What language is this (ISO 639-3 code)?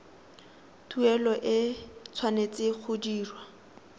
tsn